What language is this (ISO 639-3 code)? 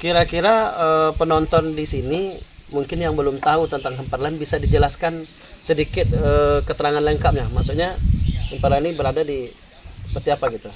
ind